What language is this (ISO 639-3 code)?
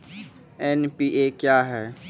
mai